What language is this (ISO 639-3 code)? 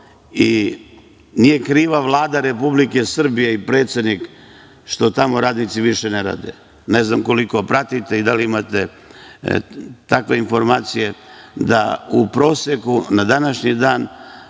srp